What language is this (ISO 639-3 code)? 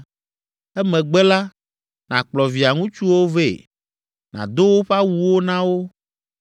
ewe